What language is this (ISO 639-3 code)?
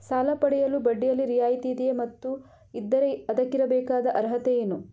kan